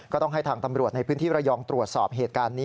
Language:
Thai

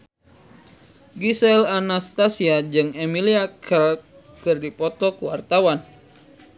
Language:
Sundanese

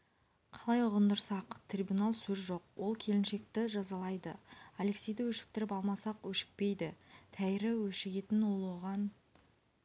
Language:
Kazakh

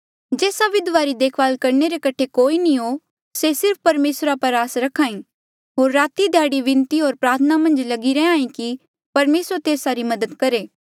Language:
Mandeali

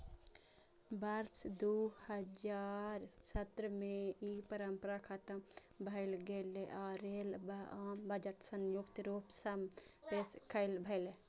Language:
Maithili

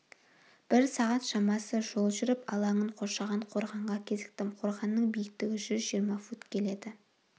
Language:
Kazakh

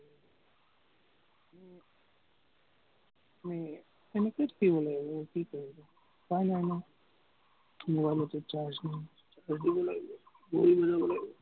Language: Assamese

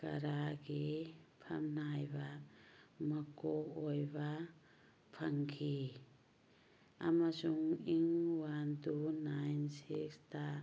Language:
Manipuri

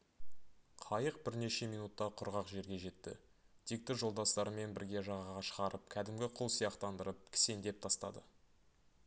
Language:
Kazakh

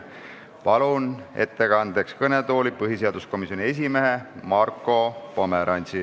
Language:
Estonian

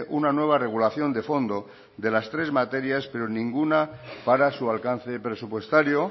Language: Spanish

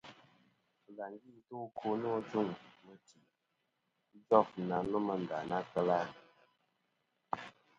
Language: Kom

